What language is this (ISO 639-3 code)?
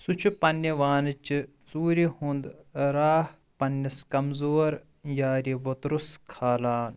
kas